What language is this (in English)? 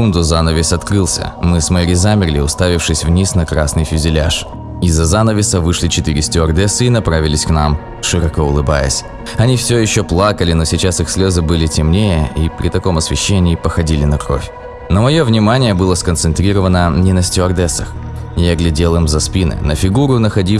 Russian